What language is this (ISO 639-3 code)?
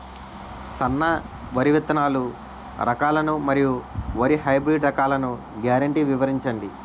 tel